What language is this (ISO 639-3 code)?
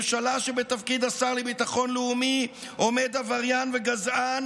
heb